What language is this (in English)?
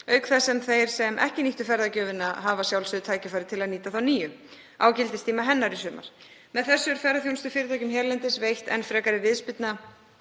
Icelandic